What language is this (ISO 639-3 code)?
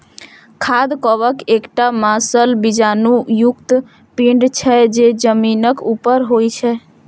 mai